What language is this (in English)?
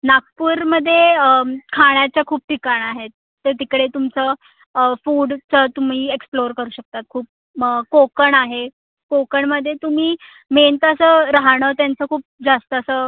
Marathi